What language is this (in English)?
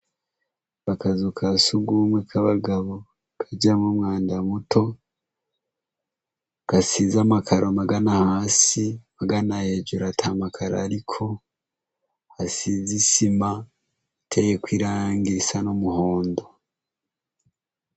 Rundi